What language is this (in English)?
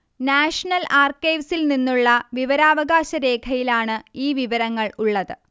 Malayalam